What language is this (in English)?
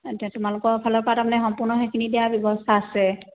Assamese